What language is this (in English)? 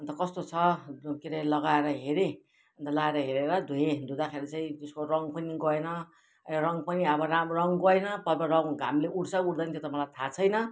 Nepali